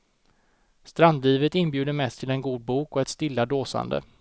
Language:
Swedish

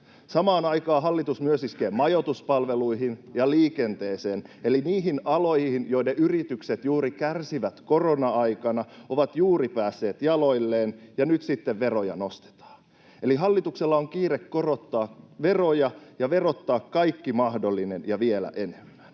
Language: Finnish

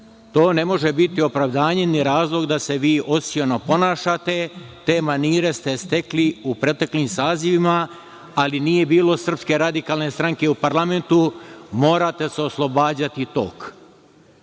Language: Serbian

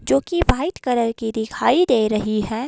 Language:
Hindi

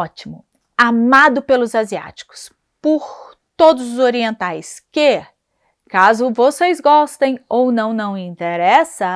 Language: Portuguese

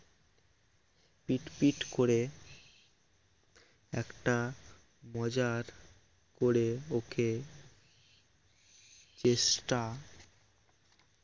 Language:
Bangla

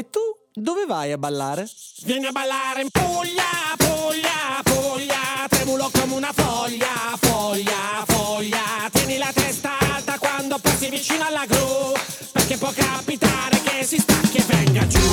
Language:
Italian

